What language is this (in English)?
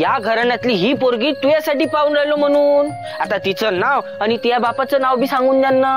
Hindi